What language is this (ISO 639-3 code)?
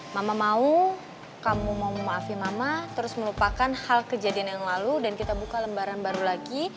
ind